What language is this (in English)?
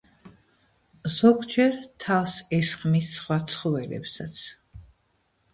Georgian